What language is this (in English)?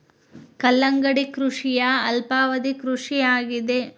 Kannada